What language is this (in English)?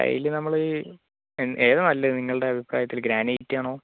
Malayalam